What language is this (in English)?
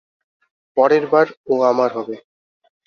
Bangla